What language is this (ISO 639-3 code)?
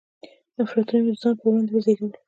pus